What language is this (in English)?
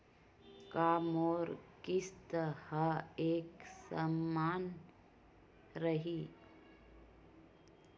Chhattisgarhi